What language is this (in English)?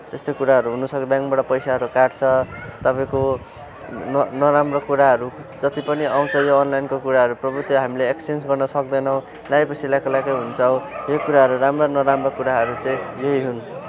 Nepali